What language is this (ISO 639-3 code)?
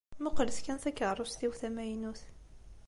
kab